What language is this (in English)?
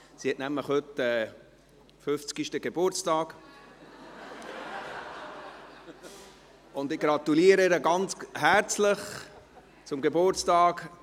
Swiss German